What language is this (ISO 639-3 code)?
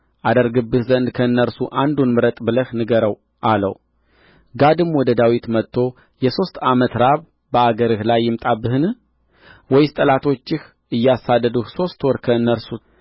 amh